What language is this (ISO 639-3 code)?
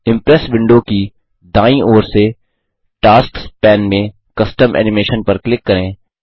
hin